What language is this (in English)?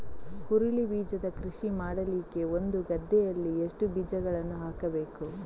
Kannada